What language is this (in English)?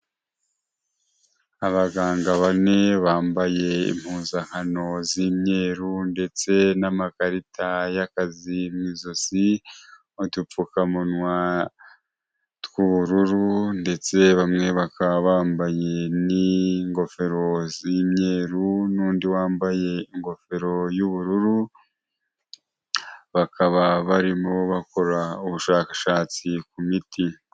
Kinyarwanda